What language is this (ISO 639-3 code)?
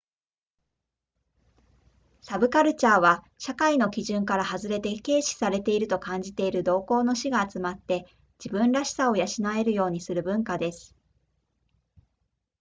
jpn